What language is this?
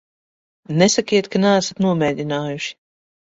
Latvian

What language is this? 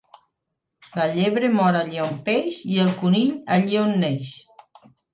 Catalan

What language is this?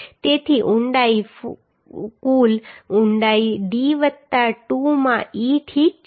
Gujarati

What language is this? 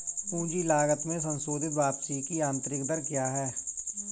Hindi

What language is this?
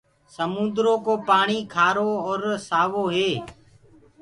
Gurgula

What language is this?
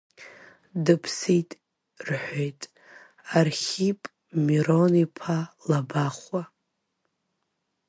Abkhazian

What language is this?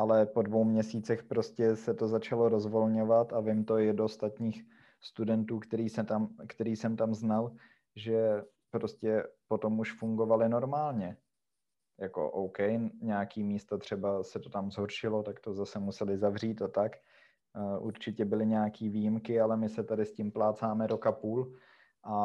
Czech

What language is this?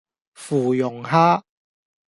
Cantonese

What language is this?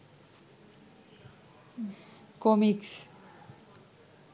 Bangla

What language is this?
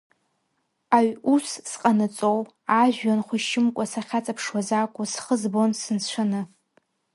Abkhazian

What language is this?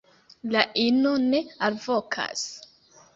Esperanto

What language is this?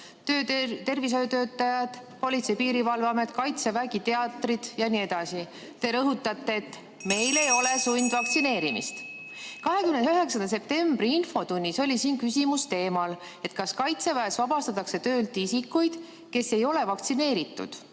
Estonian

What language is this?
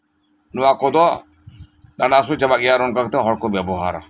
Santali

